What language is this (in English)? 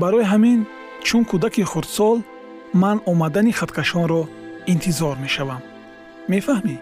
Persian